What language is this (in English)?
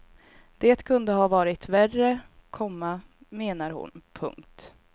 Swedish